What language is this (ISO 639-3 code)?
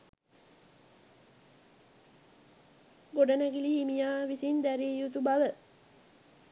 sin